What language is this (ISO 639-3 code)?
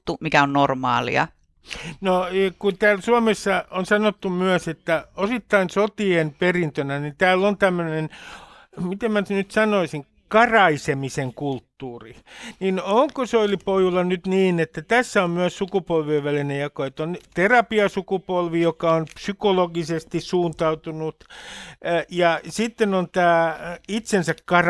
fin